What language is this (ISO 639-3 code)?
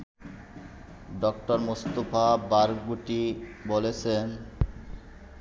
ben